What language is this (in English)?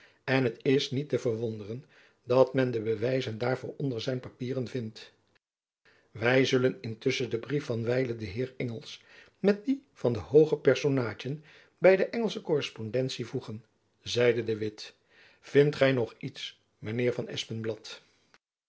Dutch